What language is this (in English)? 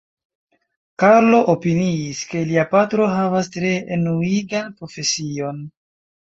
Esperanto